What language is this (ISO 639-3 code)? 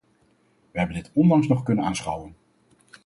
nld